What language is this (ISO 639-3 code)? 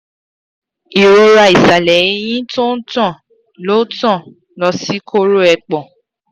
yor